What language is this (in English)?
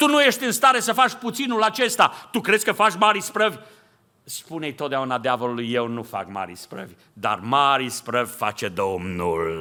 Romanian